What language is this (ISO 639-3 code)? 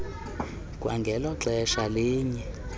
xho